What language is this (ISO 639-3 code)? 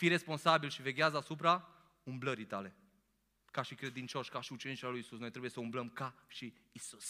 ron